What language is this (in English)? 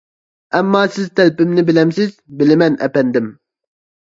Uyghur